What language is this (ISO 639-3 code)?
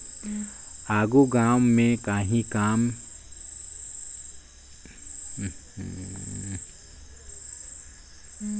hne